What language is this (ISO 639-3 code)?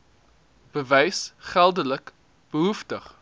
afr